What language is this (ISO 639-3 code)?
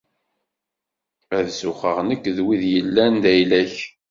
kab